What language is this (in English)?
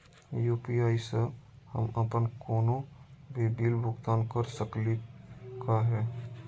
Magahi